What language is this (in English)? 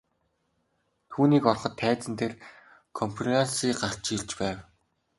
Mongolian